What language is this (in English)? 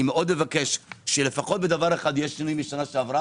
Hebrew